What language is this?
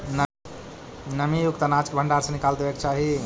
Magahi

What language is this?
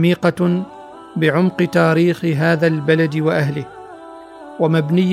Arabic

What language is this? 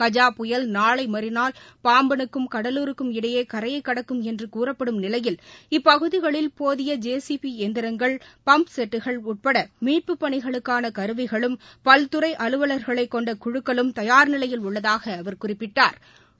Tamil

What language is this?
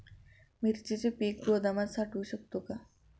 Marathi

